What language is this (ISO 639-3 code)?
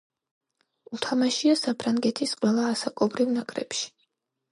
kat